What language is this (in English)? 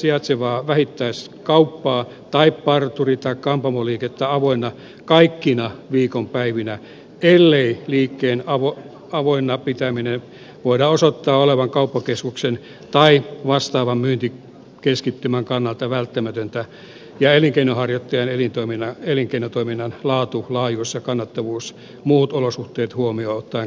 Finnish